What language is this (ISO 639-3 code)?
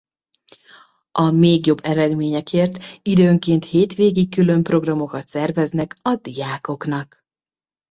hun